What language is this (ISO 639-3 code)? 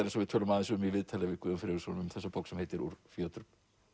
isl